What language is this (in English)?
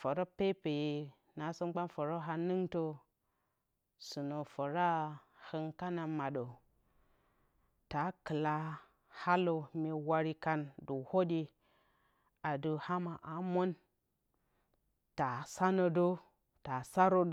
Bacama